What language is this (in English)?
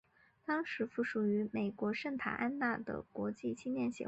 Chinese